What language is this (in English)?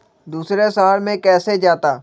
Magahi